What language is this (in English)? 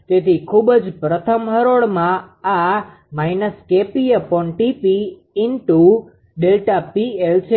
Gujarati